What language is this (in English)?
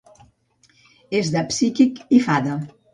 Catalan